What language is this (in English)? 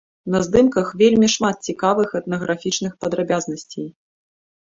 Belarusian